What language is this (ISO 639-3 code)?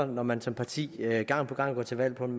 dan